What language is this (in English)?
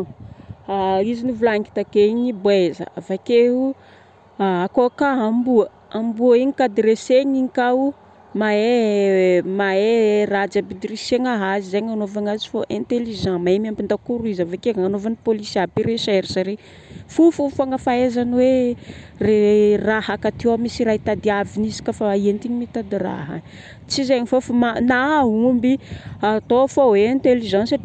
Northern Betsimisaraka Malagasy